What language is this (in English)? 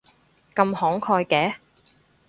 Cantonese